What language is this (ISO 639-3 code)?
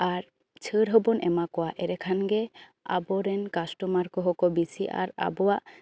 sat